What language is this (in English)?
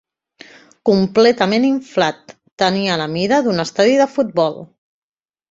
Catalan